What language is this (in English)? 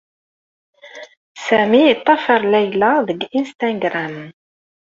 Kabyle